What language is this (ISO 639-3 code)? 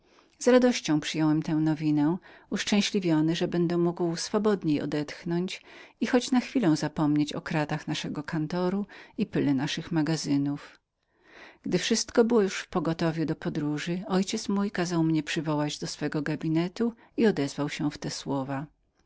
pol